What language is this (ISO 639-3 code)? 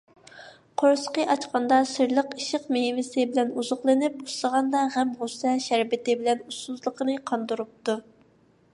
uig